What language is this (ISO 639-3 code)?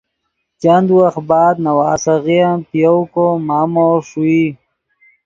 ydg